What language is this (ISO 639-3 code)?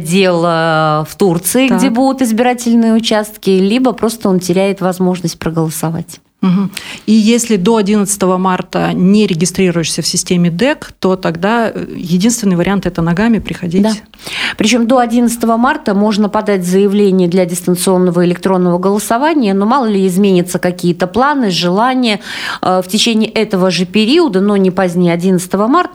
rus